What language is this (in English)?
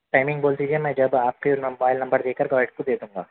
Urdu